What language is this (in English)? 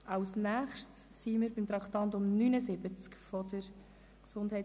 Swiss German